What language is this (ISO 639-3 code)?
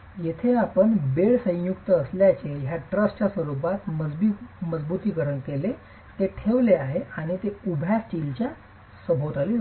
mar